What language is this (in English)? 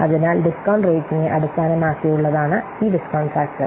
Malayalam